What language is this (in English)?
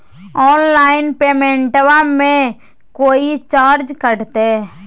Magahi